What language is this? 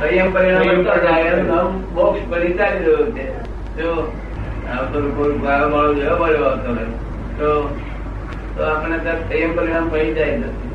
Gujarati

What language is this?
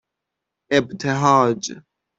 Persian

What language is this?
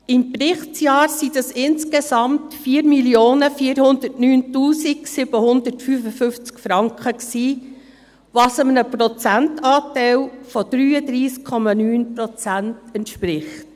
Swiss German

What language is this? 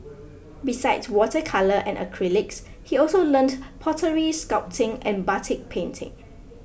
English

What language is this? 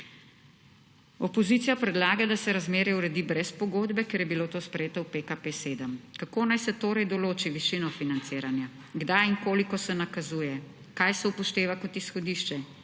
Slovenian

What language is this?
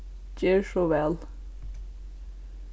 Faroese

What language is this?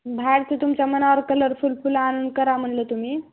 Marathi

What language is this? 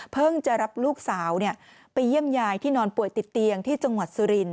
Thai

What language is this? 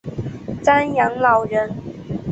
Chinese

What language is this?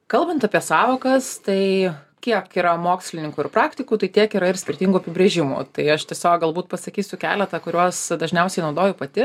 Lithuanian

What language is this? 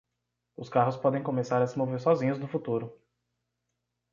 Portuguese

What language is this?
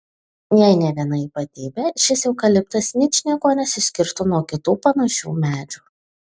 Lithuanian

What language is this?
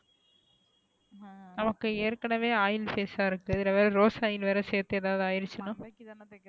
Tamil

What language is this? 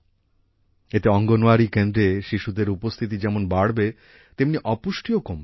Bangla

